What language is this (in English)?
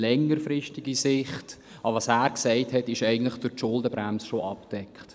Swiss German